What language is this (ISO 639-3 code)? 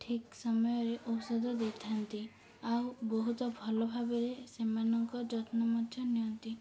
ori